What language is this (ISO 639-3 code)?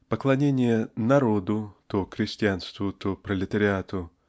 rus